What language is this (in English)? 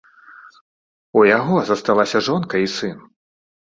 Belarusian